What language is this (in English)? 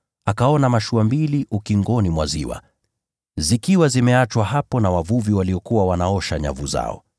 Swahili